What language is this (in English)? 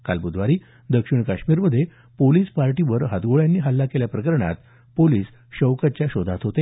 Marathi